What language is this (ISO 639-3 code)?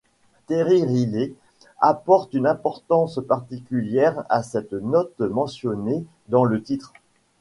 fra